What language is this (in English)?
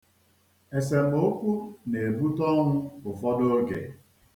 Igbo